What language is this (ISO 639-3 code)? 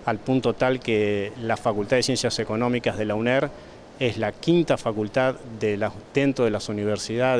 spa